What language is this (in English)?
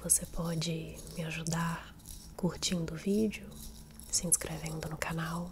Portuguese